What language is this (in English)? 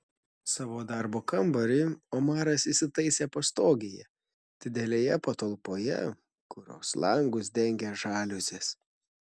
Lithuanian